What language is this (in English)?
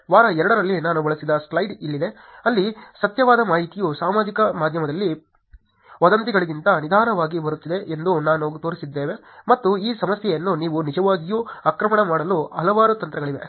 Kannada